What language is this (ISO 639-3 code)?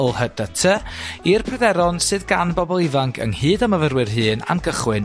cym